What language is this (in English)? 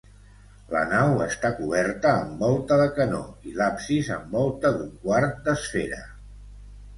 Catalan